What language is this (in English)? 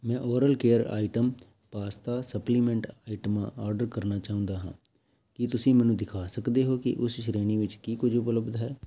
Punjabi